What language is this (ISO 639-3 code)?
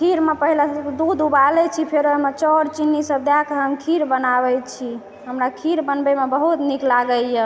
mai